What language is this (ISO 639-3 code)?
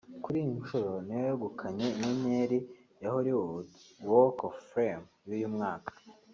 kin